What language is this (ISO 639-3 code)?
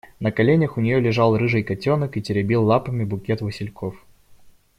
rus